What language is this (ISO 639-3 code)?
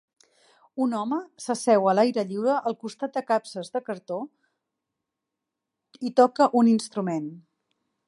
cat